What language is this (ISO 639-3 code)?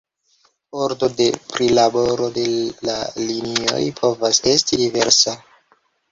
epo